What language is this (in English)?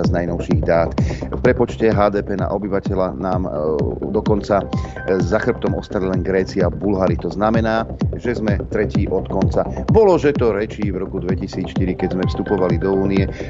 Slovak